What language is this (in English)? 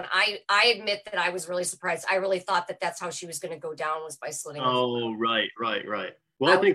English